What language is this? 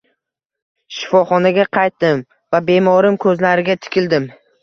Uzbek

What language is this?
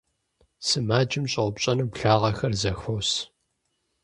Kabardian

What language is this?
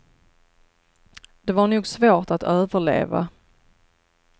Swedish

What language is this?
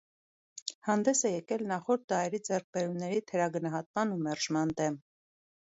Armenian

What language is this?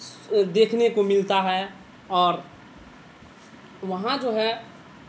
Urdu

